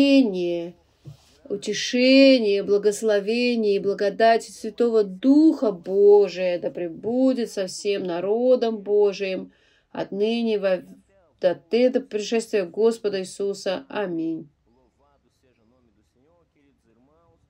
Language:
Russian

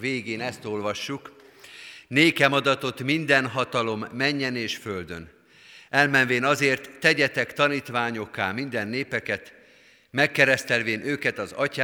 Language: Hungarian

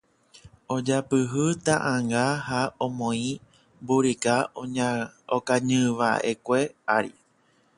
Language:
Guarani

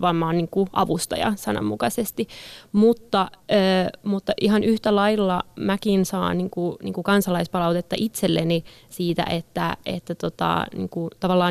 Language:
Finnish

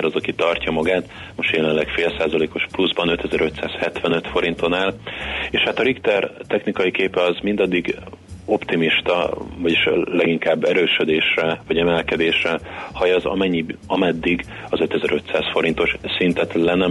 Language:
Hungarian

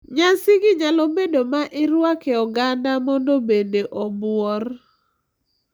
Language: Luo (Kenya and Tanzania)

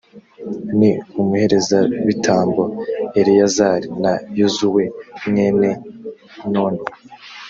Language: Kinyarwanda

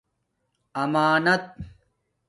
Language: Domaaki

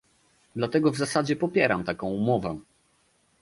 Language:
Polish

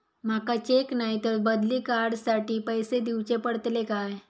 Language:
Marathi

